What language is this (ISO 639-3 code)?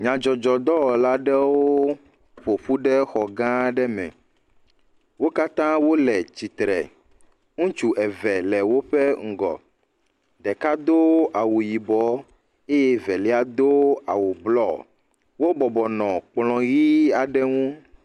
ewe